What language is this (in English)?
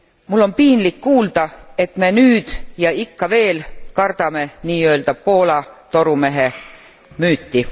Estonian